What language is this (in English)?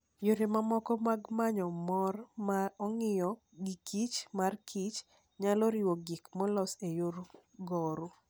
Luo (Kenya and Tanzania)